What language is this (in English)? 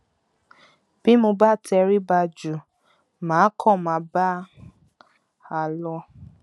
Yoruba